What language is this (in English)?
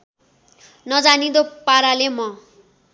Nepali